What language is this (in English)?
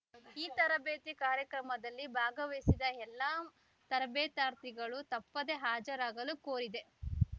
Kannada